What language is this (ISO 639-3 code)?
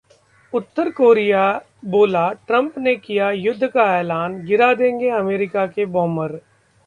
hin